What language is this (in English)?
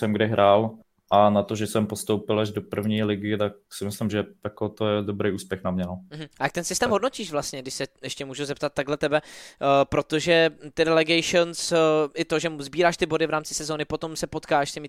Czech